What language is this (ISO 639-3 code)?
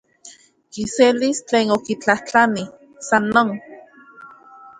ncx